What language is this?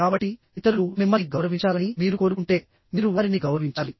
Telugu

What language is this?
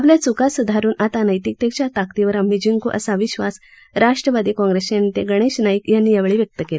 Marathi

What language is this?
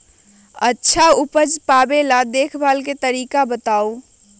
Magahi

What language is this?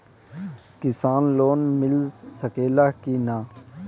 Bhojpuri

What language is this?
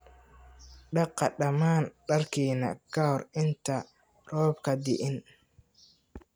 Somali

